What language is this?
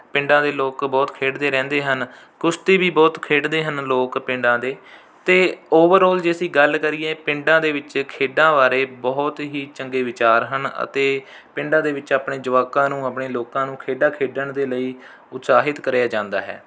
Punjabi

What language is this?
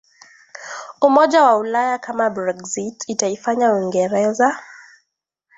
Swahili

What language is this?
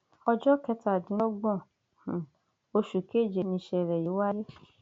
Yoruba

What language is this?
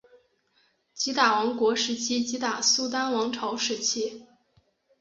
Chinese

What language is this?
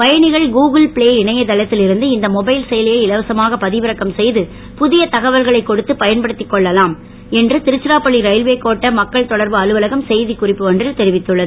Tamil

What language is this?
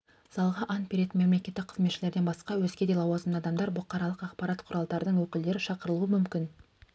Kazakh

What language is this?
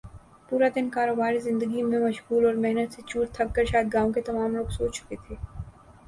Urdu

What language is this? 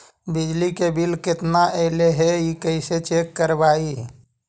Magahi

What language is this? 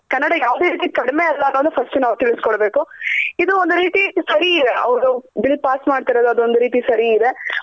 Kannada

